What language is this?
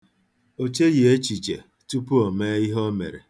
Igbo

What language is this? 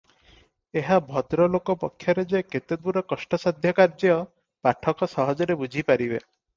Odia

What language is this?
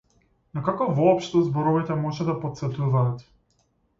Macedonian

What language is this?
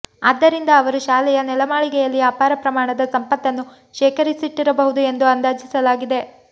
Kannada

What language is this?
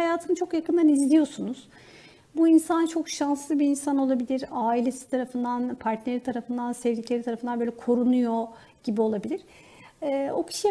Turkish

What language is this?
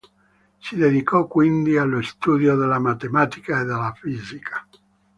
Italian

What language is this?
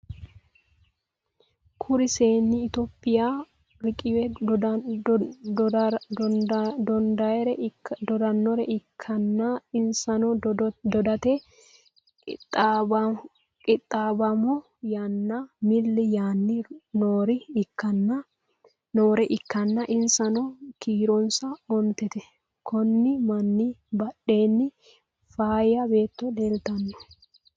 Sidamo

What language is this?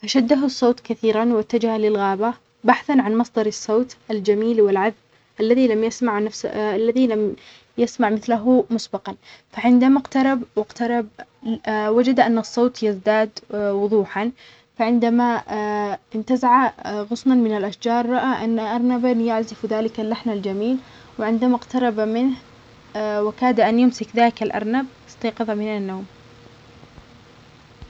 Omani Arabic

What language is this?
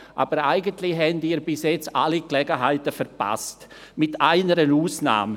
Swiss German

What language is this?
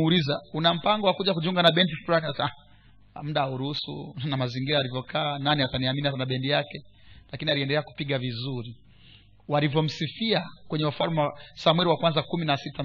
Swahili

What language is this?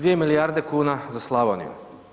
Croatian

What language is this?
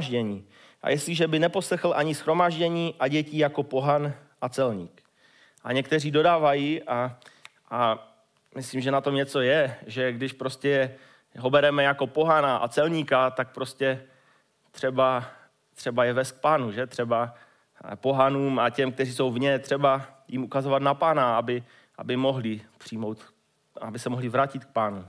Czech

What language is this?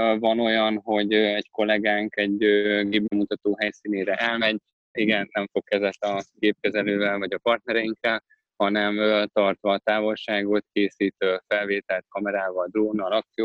Hungarian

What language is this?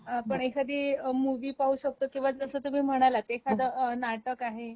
Marathi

